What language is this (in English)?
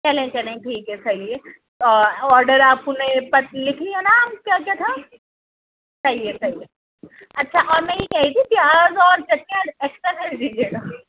Urdu